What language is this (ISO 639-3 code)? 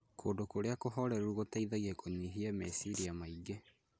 kik